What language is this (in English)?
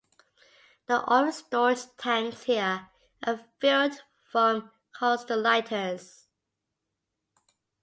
English